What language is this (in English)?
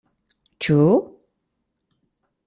Esperanto